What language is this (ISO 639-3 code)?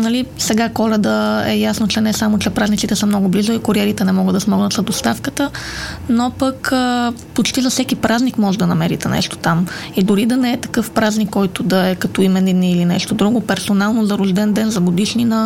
bul